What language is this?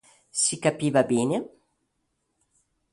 Italian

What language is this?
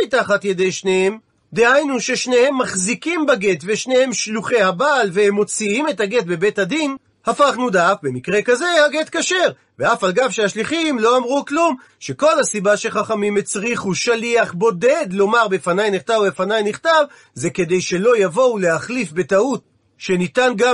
Hebrew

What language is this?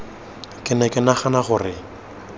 Tswana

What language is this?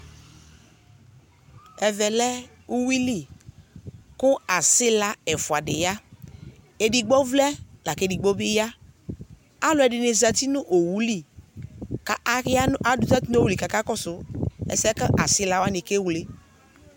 Ikposo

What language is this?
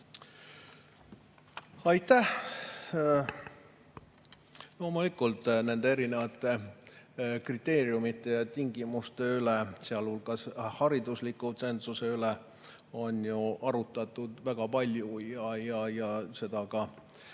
Estonian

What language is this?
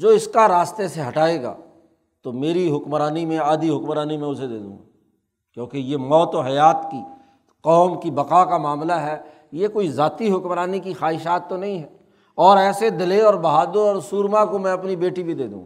Urdu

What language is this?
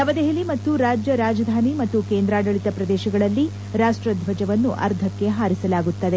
Kannada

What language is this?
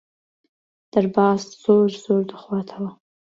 Central Kurdish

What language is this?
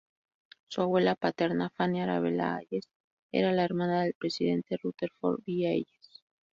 Spanish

